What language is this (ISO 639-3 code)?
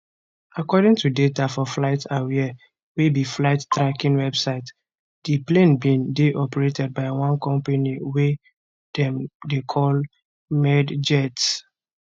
pcm